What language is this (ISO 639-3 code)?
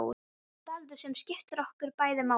isl